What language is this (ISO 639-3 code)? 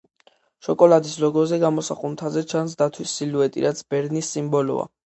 kat